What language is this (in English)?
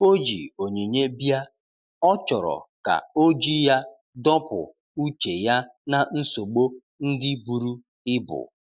Igbo